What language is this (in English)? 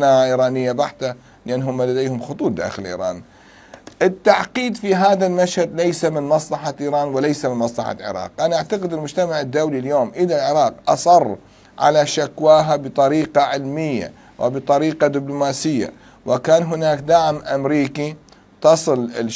Arabic